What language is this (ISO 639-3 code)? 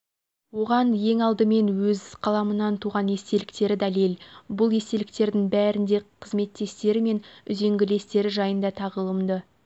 kaz